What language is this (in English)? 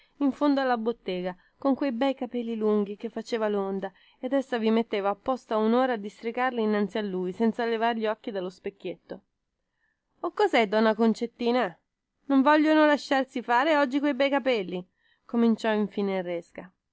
Italian